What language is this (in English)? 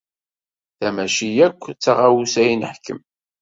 Kabyle